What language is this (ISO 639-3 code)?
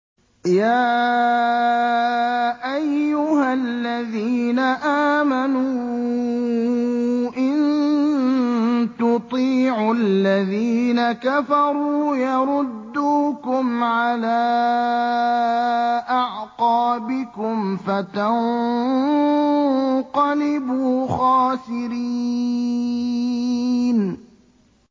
ara